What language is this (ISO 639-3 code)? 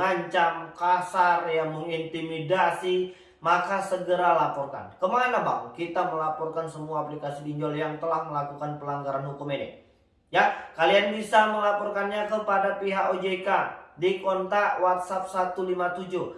ind